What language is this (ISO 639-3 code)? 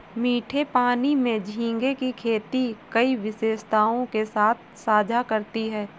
hin